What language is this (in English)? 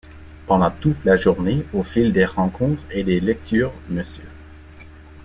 French